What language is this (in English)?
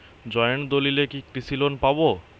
Bangla